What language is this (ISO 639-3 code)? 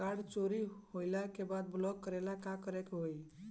bho